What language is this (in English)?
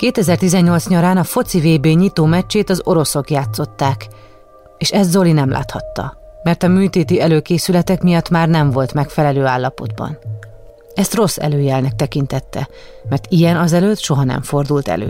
Hungarian